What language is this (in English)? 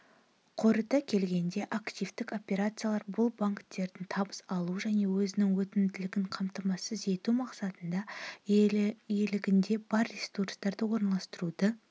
Kazakh